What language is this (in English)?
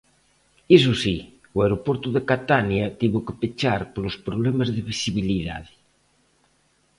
Galician